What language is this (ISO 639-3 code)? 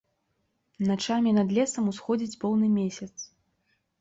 bel